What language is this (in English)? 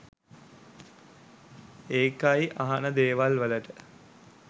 Sinhala